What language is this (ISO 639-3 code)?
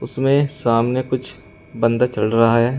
hin